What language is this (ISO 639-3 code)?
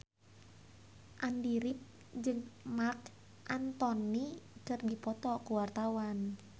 sun